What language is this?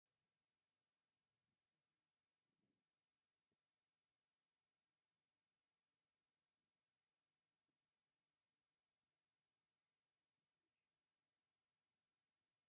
Tigrinya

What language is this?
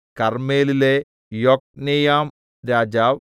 Malayalam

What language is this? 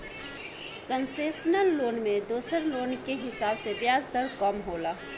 Bhojpuri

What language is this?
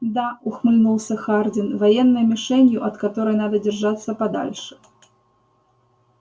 Russian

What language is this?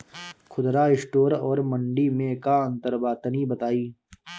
Bhojpuri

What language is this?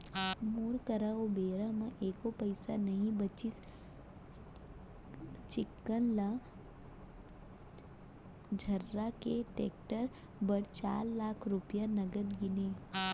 Chhattisgarhi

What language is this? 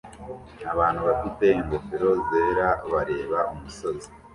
Kinyarwanda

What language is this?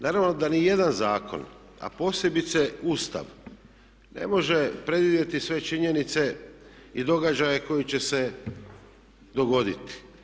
Croatian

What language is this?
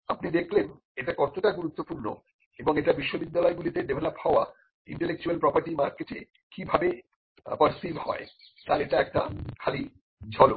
Bangla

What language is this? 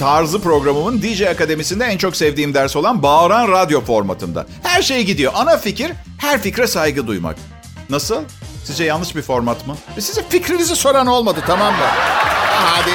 Turkish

